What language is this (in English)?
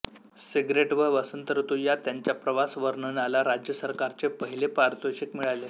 Marathi